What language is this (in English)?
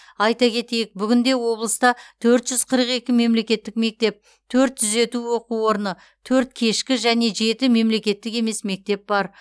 Kazakh